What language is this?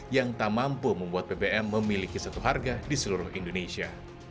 Indonesian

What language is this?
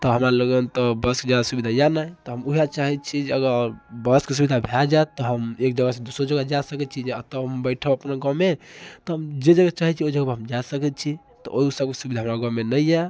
Maithili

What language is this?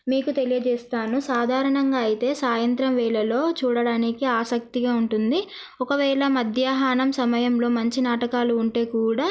Telugu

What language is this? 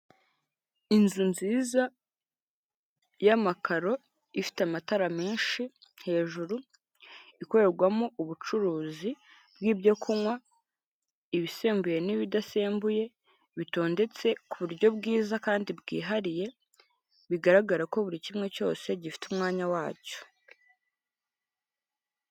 Kinyarwanda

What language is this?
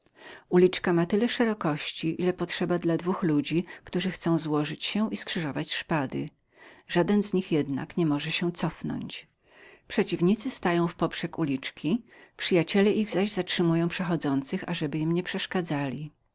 Polish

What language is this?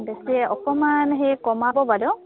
Assamese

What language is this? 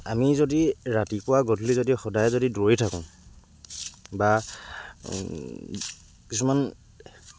Assamese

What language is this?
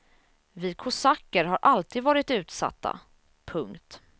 Swedish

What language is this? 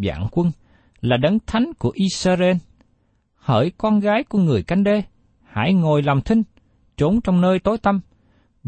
Vietnamese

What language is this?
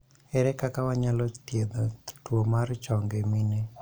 Luo (Kenya and Tanzania)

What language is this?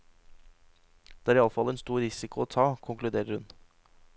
Norwegian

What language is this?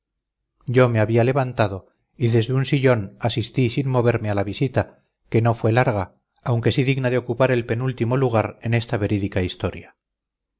Spanish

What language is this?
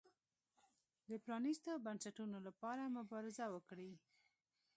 Pashto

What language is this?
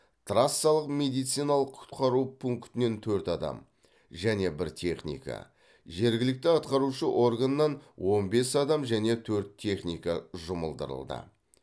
Kazakh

